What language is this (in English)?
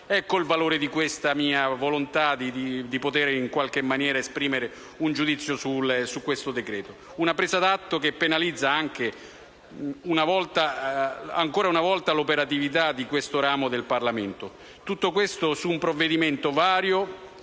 Italian